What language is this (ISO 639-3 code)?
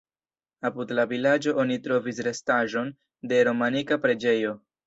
epo